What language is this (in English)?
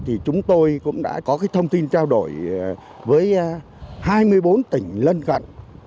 Vietnamese